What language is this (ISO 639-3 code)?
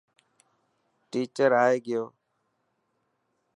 mki